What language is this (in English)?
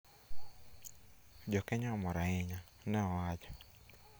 Luo (Kenya and Tanzania)